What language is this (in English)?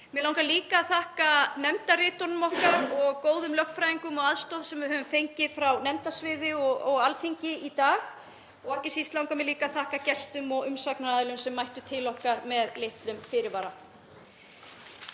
Icelandic